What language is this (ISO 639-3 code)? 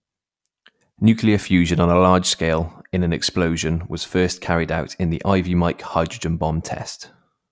eng